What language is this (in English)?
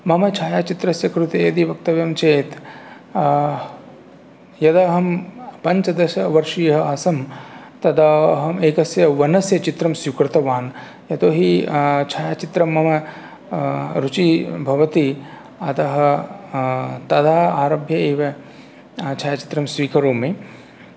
Sanskrit